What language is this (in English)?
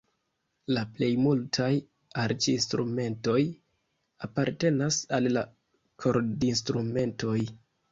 Esperanto